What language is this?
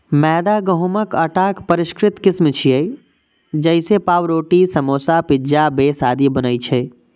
Maithili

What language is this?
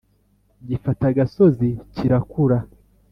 Kinyarwanda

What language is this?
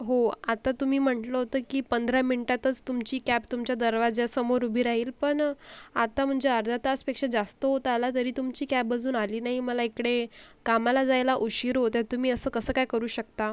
Marathi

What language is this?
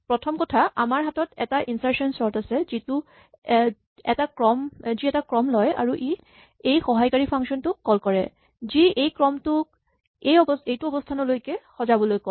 Assamese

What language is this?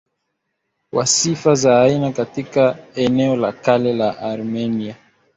Swahili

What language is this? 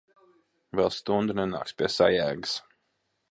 Latvian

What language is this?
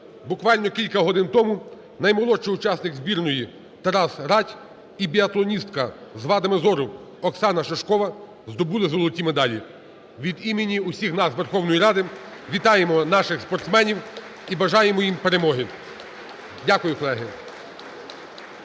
Ukrainian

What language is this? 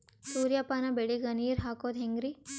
Kannada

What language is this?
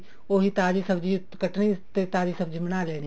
Punjabi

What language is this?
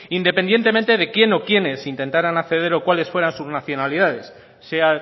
Spanish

